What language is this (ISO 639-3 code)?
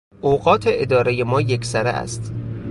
fas